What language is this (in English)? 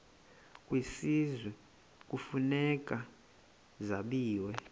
Xhosa